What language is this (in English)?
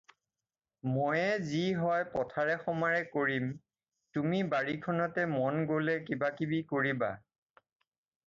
Assamese